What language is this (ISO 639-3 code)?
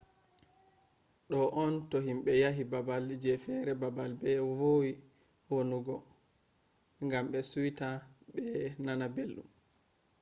ful